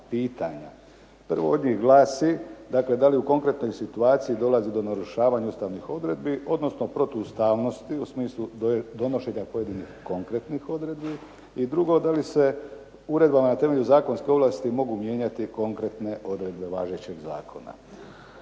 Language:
Croatian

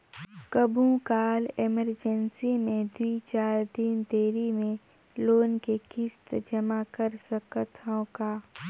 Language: Chhattisgarhi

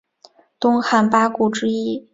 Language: Chinese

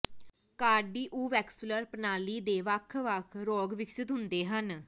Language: Punjabi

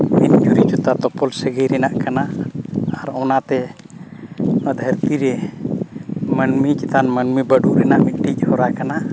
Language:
Santali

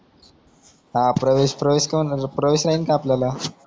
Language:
Marathi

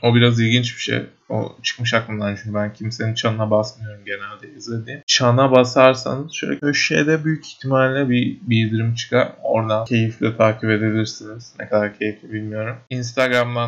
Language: Turkish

